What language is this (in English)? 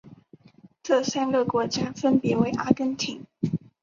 Chinese